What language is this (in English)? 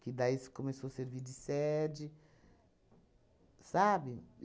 Portuguese